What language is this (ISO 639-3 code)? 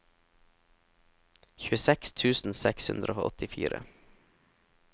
nor